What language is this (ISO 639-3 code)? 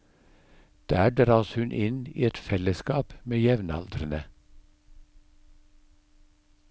nor